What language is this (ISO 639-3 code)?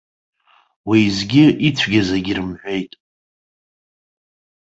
abk